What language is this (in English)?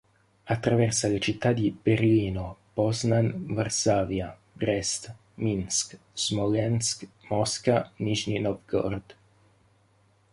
Italian